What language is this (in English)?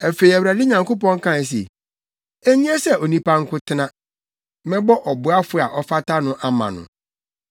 Akan